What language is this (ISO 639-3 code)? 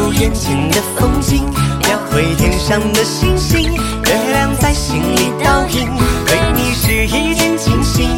zho